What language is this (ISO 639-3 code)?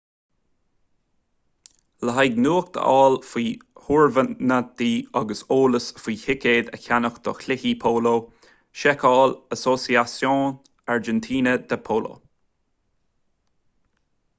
gle